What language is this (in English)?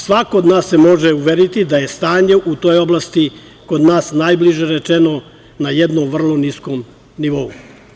Serbian